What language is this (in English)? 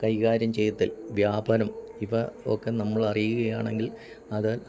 Malayalam